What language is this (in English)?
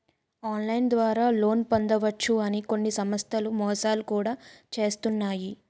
Telugu